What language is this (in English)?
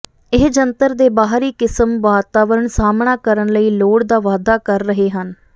Punjabi